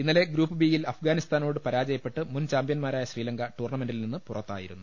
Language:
Malayalam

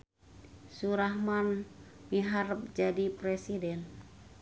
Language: Sundanese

